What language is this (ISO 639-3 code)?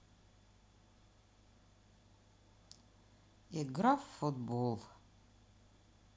rus